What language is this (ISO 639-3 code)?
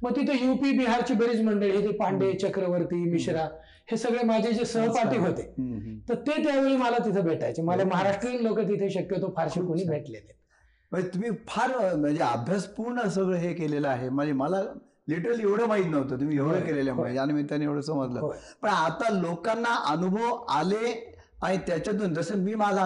mar